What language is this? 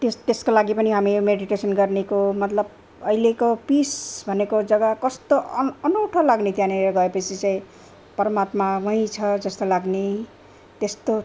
Nepali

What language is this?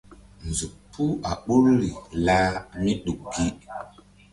Mbum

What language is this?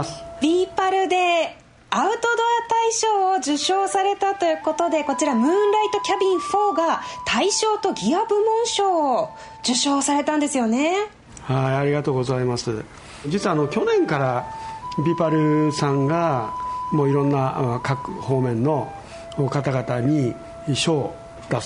Japanese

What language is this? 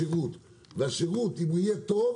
Hebrew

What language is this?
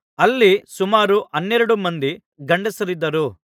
Kannada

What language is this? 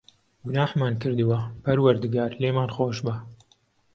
Central Kurdish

